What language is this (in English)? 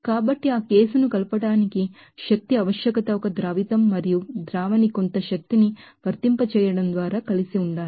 Telugu